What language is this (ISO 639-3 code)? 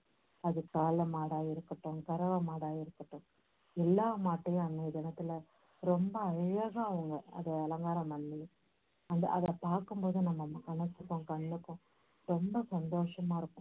tam